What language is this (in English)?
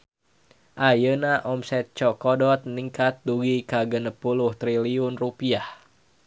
Sundanese